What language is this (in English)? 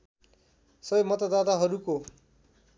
Nepali